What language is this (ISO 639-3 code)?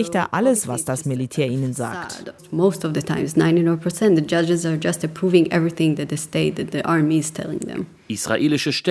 deu